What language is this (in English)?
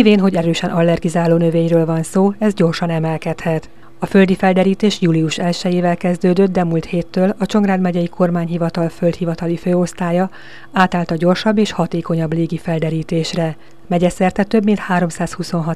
Hungarian